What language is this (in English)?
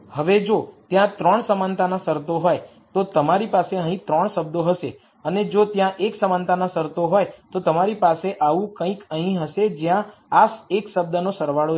Gujarati